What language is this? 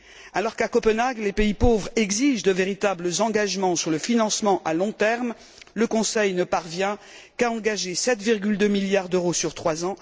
French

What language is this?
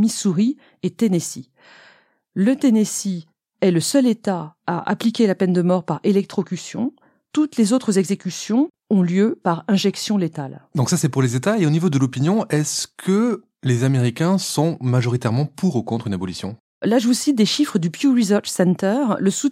French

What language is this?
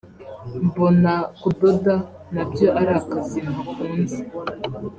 Kinyarwanda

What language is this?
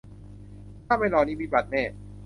Thai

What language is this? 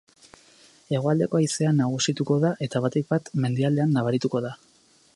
Basque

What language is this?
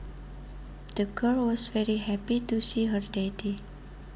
Javanese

